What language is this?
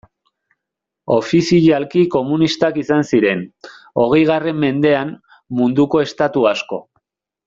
Basque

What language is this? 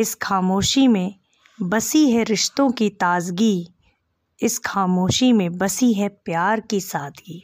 Hindi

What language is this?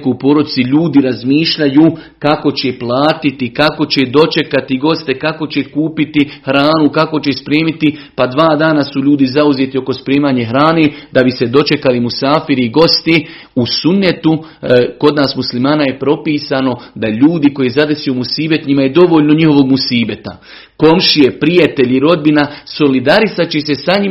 Croatian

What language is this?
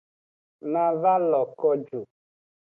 Aja (Benin)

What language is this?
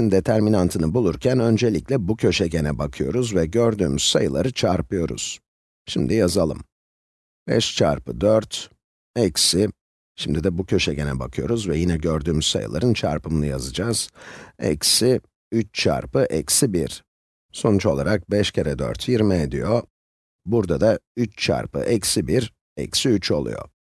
Turkish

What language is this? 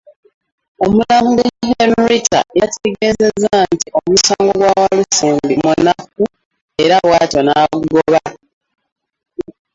Ganda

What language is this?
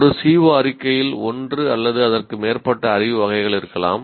Tamil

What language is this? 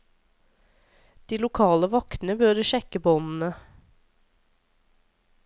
Norwegian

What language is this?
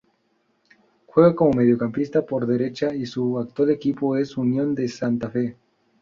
Spanish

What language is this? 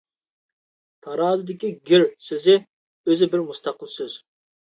Uyghur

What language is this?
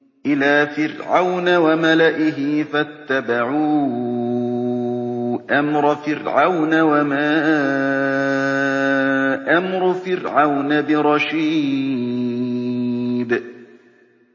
Arabic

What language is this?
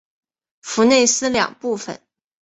Chinese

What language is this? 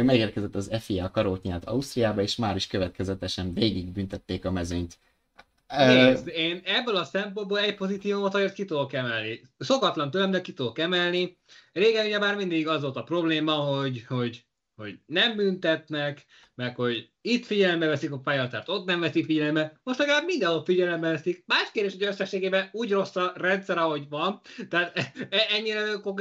Hungarian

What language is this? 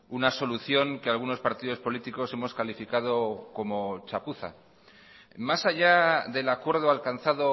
Spanish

